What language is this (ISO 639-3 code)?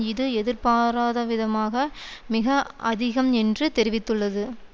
tam